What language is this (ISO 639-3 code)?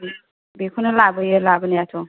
brx